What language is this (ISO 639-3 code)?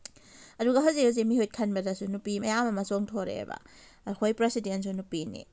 mni